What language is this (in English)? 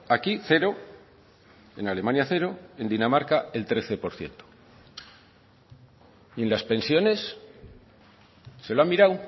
Spanish